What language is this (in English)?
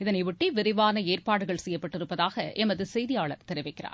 Tamil